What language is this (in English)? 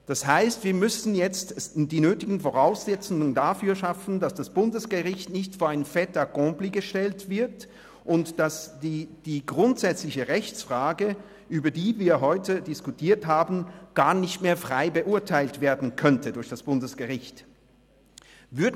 Swiss German